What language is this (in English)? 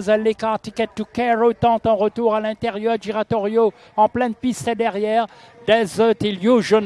French